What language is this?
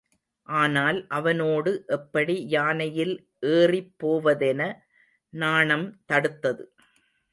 Tamil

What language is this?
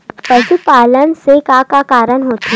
Chhattisgarhi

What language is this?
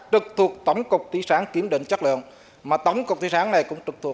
Vietnamese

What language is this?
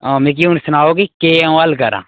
Dogri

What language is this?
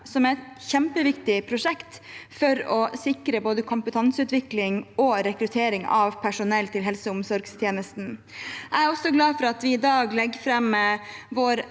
Norwegian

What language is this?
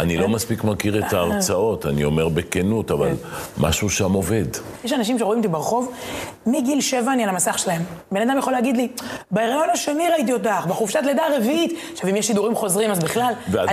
Hebrew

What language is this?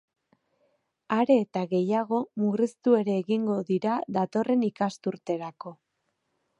Basque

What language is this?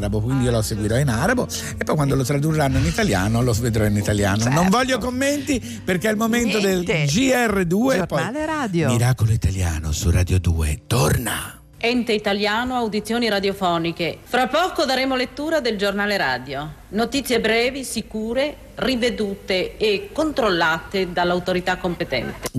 Italian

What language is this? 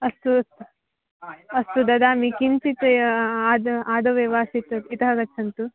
Sanskrit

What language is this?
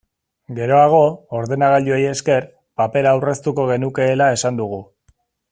Basque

